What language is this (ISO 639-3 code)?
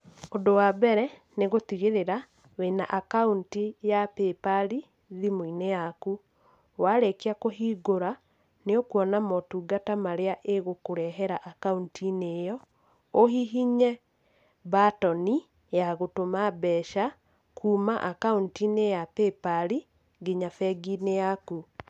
kik